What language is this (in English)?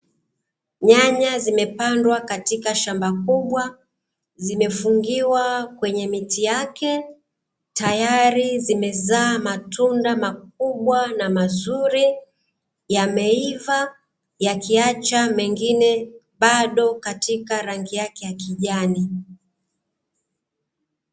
Swahili